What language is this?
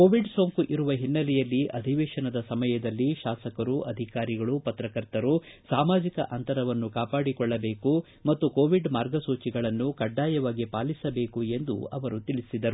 Kannada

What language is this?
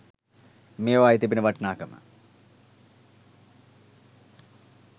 Sinhala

